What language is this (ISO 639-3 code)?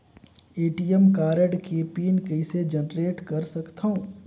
hne